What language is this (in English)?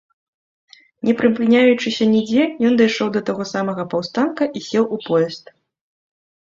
Belarusian